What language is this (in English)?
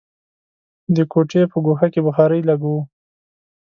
Pashto